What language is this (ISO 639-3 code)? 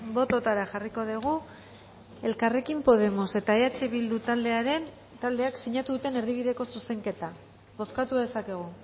eus